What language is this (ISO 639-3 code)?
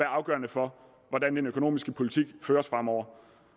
dan